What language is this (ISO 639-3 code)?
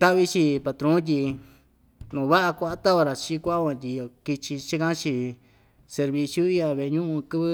vmj